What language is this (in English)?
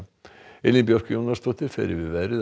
Icelandic